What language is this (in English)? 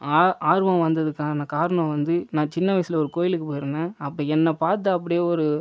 Tamil